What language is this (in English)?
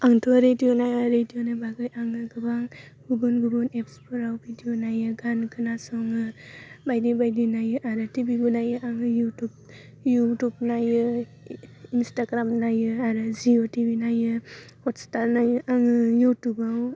Bodo